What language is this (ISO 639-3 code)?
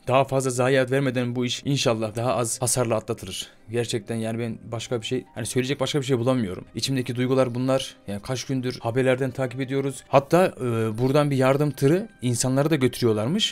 tur